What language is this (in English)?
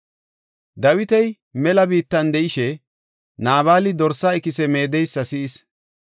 Gofa